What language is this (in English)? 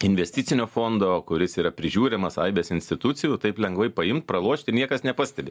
Lithuanian